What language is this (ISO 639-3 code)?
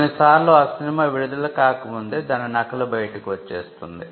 tel